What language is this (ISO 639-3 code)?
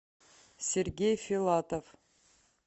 rus